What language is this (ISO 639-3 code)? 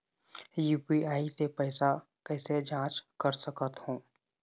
hne